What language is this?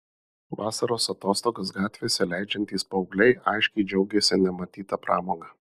Lithuanian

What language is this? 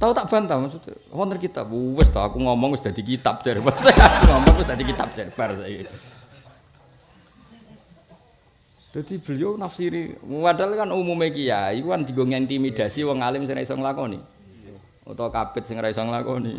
Indonesian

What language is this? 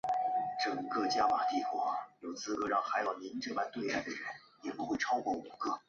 Chinese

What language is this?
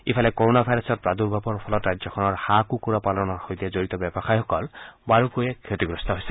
Assamese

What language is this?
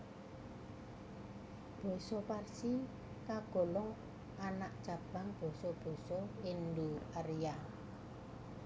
Javanese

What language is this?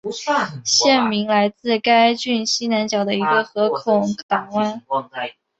Chinese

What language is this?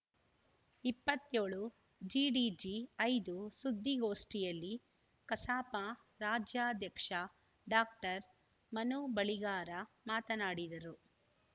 Kannada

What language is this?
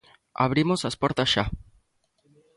Galician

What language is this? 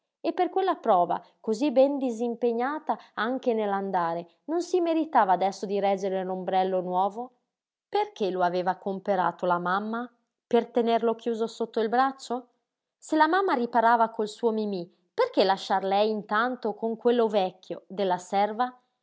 Italian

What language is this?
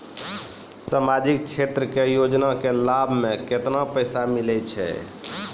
Maithili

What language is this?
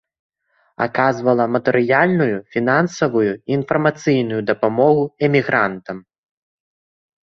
Belarusian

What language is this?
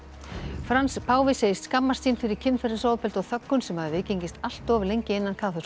Icelandic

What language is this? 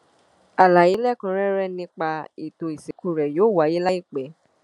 Yoruba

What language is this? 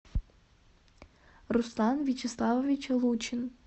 Russian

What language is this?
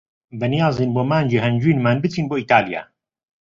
Central Kurdish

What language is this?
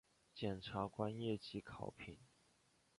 Chinese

